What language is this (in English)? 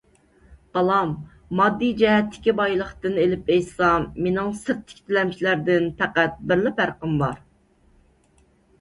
Uyghur